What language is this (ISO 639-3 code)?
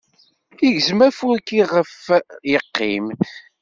kab